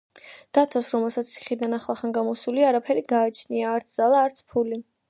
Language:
Georgian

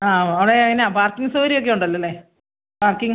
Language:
Malayalam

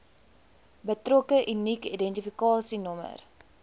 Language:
Afrikaans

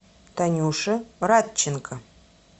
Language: Russian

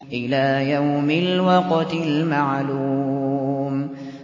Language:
Arabic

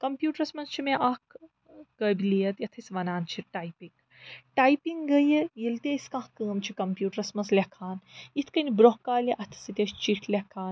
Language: Kashmiri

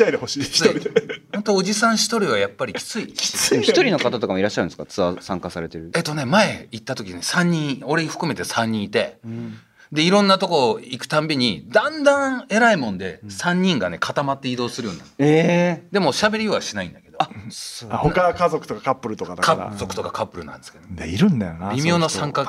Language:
Japanese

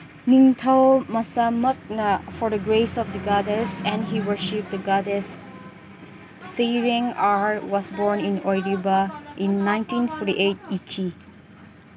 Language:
Manipuri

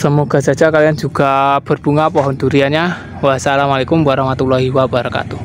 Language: Indonesian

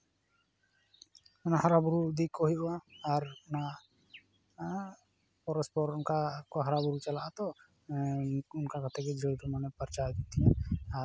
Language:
Santali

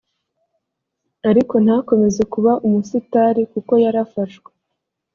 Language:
Kinyarwanda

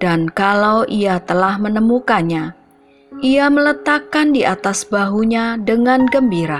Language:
Indonesian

